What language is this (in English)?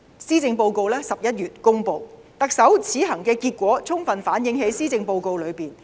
Cantonese